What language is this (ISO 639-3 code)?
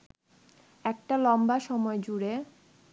ben